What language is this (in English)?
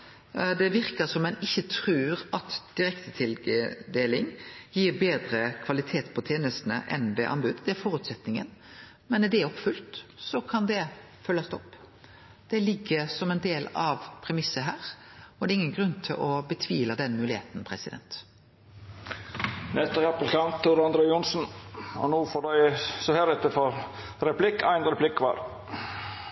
Norwegian